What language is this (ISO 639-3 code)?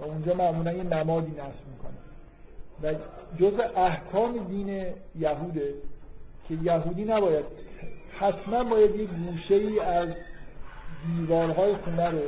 fas